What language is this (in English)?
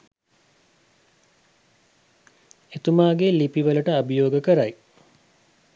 Sinhala